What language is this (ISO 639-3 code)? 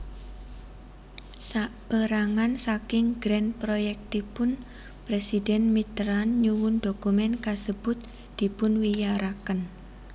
jav